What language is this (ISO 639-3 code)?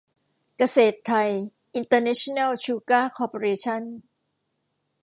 tha